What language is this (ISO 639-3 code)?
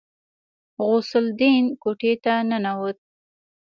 pus